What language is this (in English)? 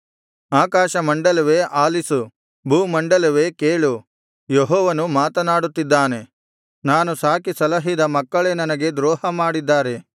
Kannada